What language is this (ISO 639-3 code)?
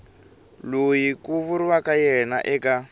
tso